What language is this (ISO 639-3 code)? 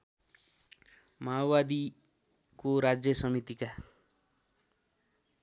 nep